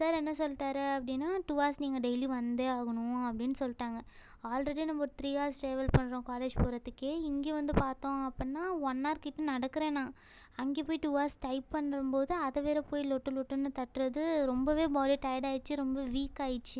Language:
Tamil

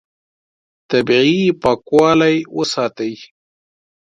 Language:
Pashto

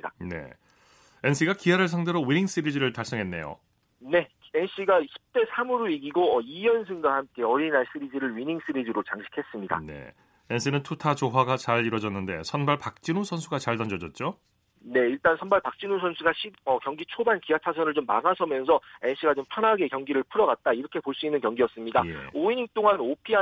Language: Korean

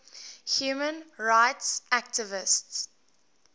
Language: English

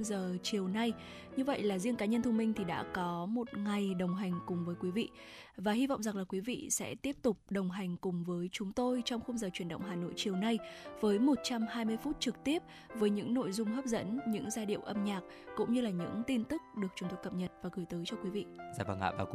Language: Vietnamese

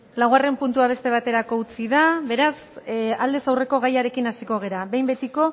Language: Basque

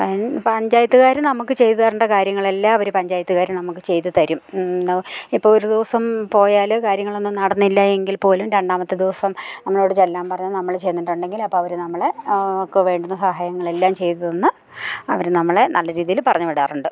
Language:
Malayalam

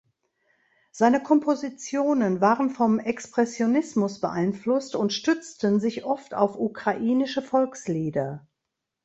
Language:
German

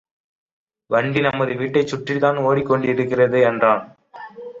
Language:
Tamil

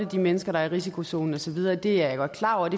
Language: Danish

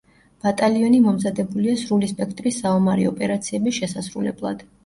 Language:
Georgian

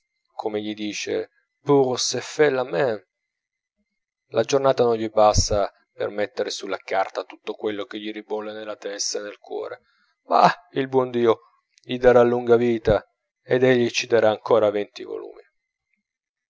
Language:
Italian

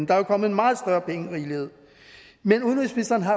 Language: Danish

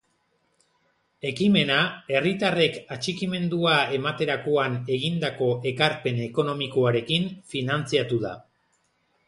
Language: Basque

